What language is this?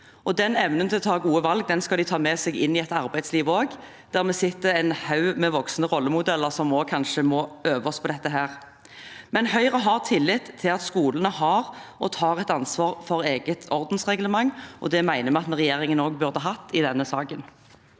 Norwegian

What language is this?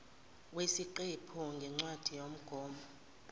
Zulu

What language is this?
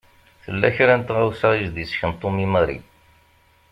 Kabyle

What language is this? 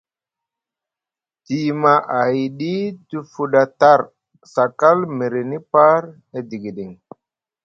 Musgu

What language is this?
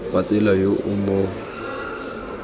Tswana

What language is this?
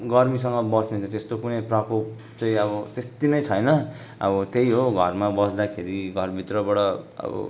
Nepali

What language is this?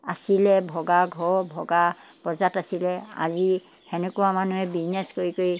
Assamese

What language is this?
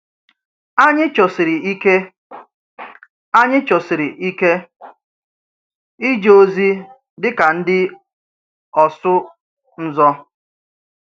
Igbo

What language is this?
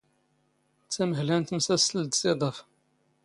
Standard Moroccan Tamazight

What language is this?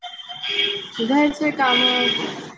Marathi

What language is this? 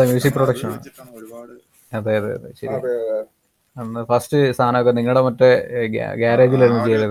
Malayalam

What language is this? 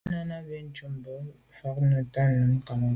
Medumba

